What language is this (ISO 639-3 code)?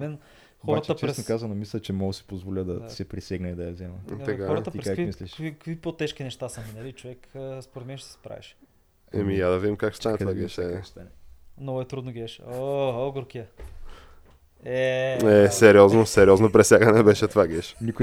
bul